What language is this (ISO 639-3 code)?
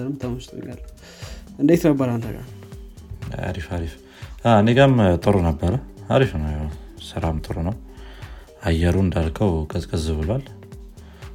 amh